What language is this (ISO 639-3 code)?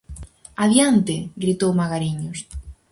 glg